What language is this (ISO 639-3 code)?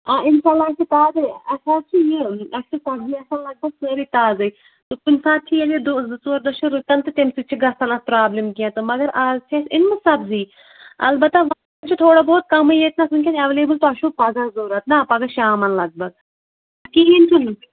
kas